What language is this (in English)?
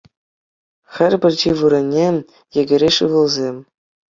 Chuvash